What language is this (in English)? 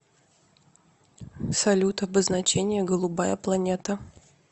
Russian